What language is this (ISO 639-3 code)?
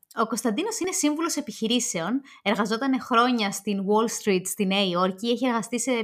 ell